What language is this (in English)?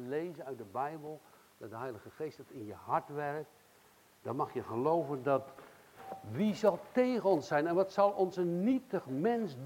Dutch